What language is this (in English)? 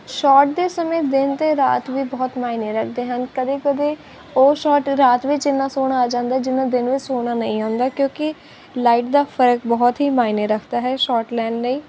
Punjabi